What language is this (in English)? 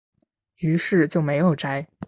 Chinese